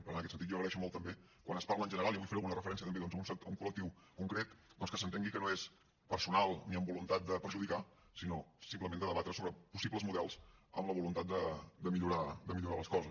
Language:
Catalan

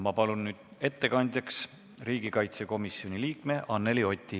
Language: Estonian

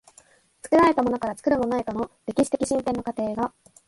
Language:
Japanese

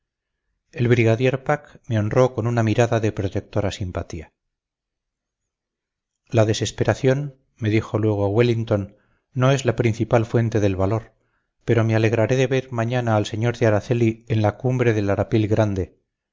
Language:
Spanish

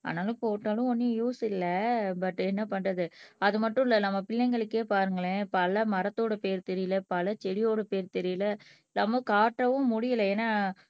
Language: Tamil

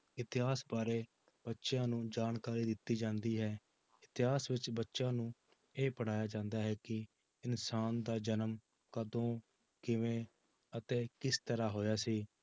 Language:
Punjabi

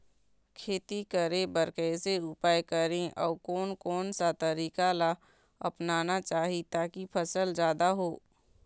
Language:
Chhattisgarhi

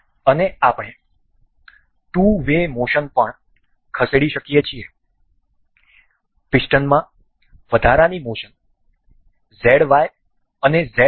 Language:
Gujarati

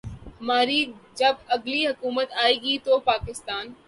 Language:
Urdu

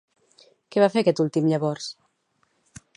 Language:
Catalan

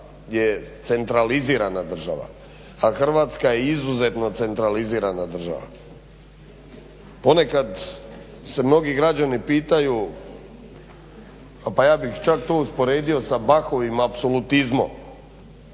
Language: Croatian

